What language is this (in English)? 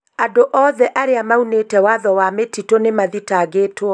Kikuyu